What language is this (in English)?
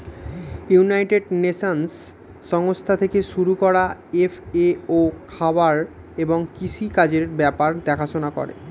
Bangla